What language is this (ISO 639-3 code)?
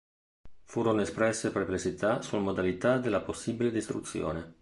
ita